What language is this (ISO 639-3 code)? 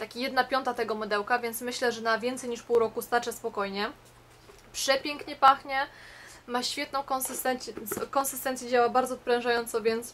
pol